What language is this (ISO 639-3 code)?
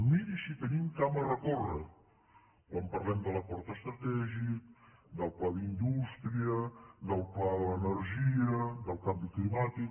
cat